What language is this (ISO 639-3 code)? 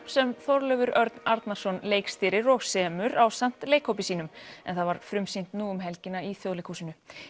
isl